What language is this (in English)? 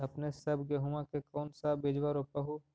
Magahi